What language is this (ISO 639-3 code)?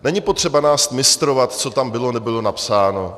ces